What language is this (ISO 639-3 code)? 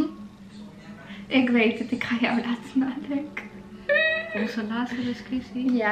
nld